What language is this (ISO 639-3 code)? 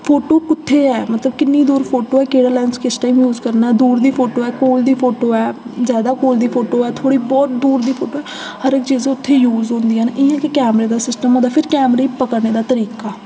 doi